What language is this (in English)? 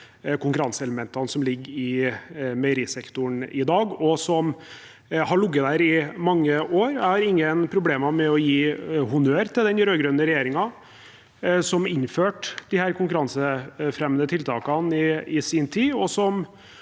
Norwegian